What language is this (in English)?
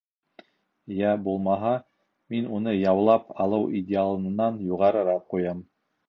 Bashkir